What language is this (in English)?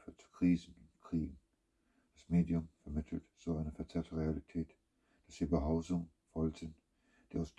German